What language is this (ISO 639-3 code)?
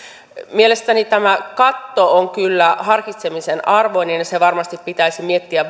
fin